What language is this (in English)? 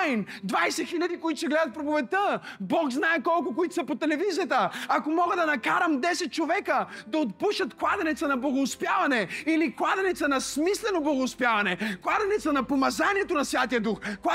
Bulgarian